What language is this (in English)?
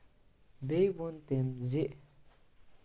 Kashmiri